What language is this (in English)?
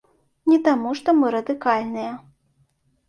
Belarusian